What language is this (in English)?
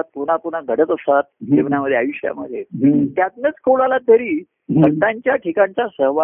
Marathi